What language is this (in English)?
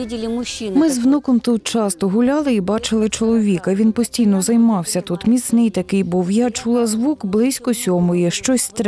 Ukrainian